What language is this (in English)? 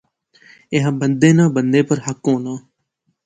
Pahari-Potwari